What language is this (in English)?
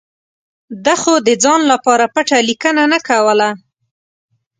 Pashto